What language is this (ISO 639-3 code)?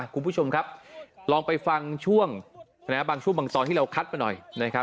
tha